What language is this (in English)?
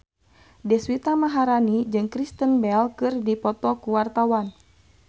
Sundanese